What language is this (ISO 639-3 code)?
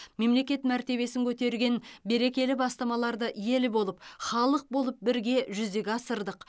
kaz